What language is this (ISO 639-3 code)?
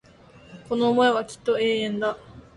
jpn